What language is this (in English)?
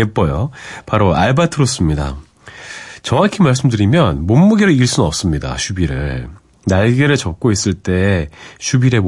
Korean